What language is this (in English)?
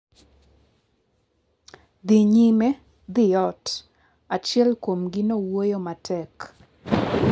Luo (Kenya and Tanzania)